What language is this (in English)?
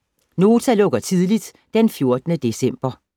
Danish